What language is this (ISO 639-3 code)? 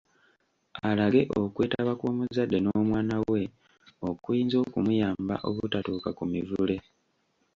lug